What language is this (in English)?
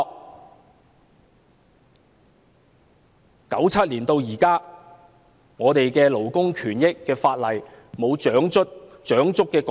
Cantonese